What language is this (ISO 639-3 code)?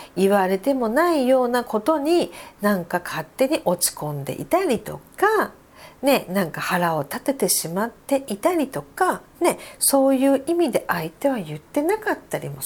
jpn